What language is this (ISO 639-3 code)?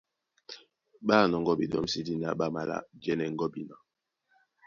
dua